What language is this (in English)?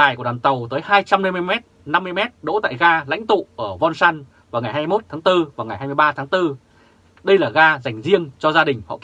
Vietnamese